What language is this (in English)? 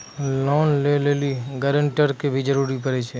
Maithili